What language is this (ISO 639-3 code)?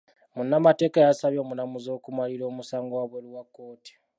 lug